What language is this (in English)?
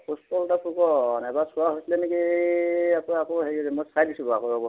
Assamese